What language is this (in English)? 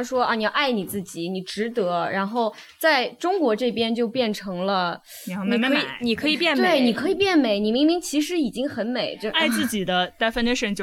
Chinese